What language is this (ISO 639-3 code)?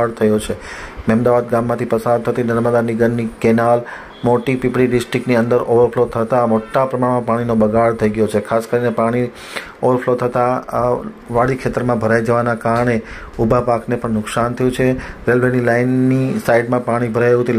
guj